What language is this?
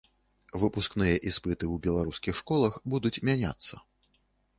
Belarusian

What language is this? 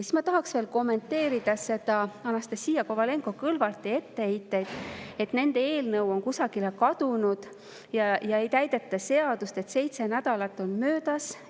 Estonian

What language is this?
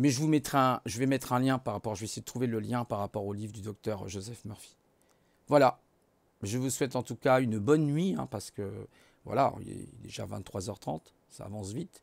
French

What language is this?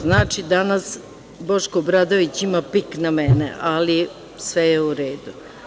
Serbian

